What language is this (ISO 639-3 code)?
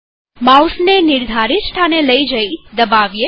guj